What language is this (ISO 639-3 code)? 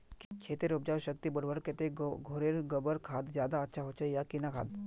mag